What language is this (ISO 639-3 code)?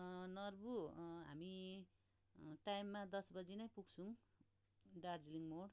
nep